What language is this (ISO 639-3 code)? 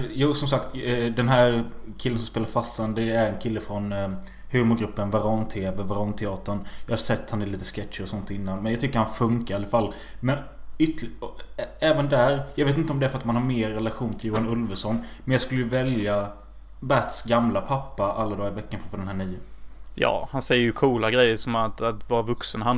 swe